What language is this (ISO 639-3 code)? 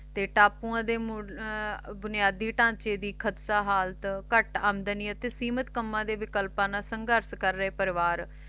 pan